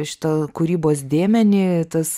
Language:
Lithuanian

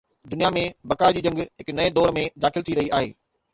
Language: Sindhi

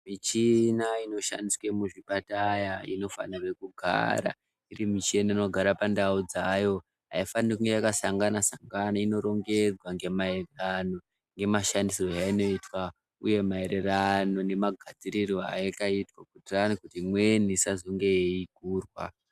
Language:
Ndau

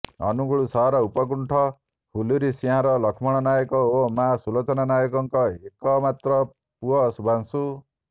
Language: Odia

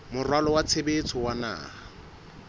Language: Southern Sotho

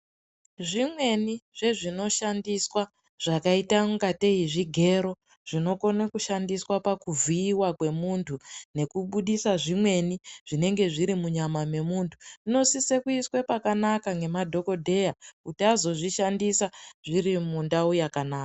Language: Ndau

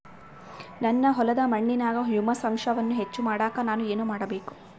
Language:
Kannada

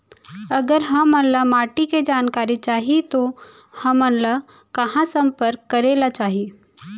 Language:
Chhattisgarhi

